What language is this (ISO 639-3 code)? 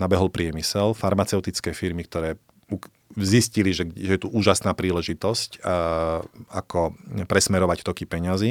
slk